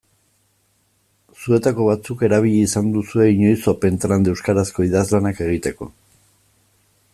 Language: Basque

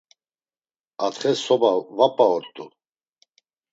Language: Laz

